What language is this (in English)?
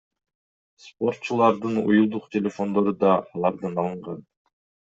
Kyrgyz